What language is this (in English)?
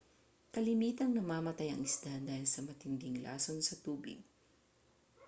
Filipino